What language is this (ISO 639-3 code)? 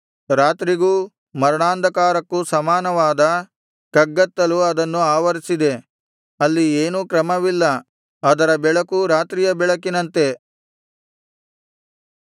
kan